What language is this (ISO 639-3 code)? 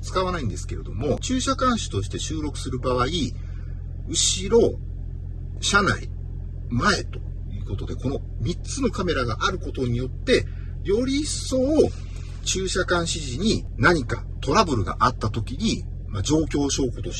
jpn